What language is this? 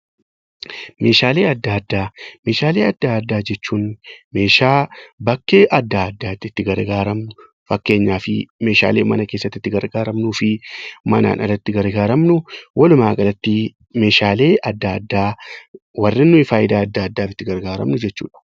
Oromo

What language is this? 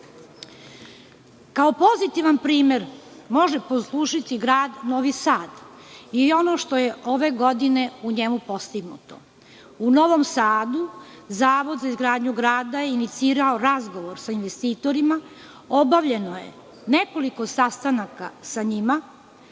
Serbian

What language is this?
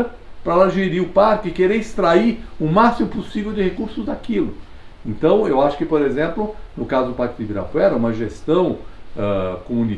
Portuguese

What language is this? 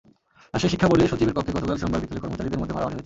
Bangla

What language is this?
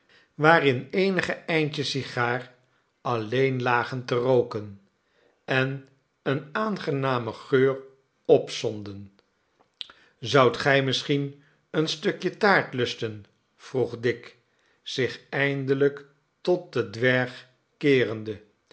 Dutch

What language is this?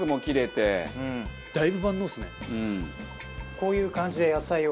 Japanese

